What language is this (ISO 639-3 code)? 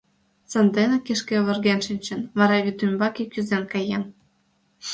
chm